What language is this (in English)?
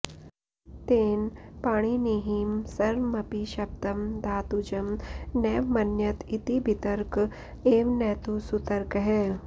Sanskrit